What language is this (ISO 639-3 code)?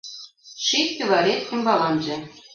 chm